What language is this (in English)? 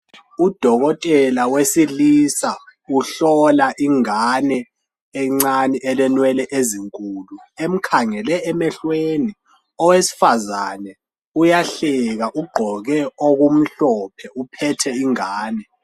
North Ndebele